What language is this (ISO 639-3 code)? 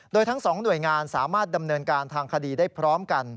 tha